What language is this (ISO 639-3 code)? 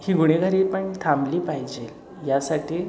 mar